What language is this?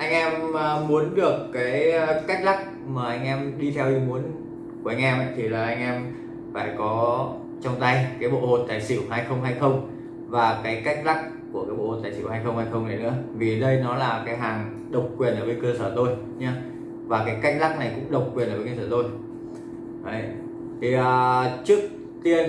Vietnamese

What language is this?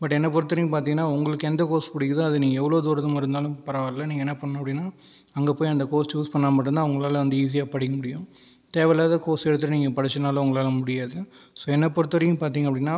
Tamil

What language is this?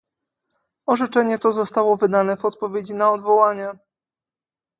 Polish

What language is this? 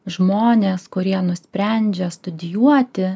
Lithuanian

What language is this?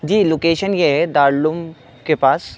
Urdu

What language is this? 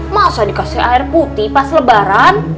Indonesian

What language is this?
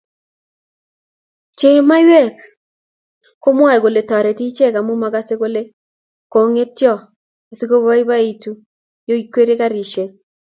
Kalenjin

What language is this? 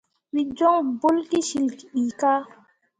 Mundang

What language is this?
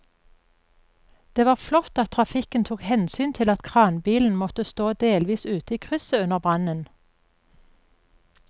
Norwegian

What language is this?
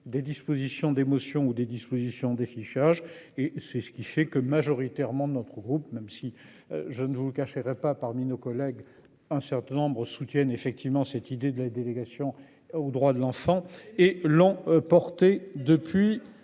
French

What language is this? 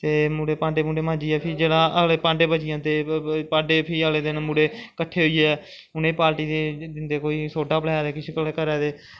Dogri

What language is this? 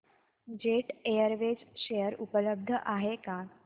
Marathi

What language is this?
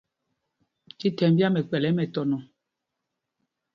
Mpumpong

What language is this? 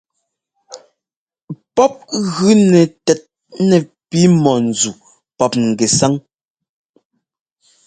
Ngomba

